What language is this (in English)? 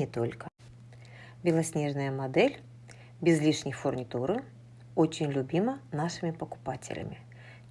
Russian